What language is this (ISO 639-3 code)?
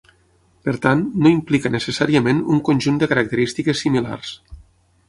cat